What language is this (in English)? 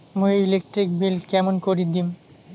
Bangla